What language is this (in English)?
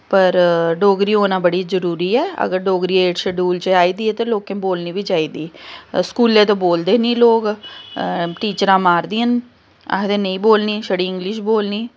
Dogri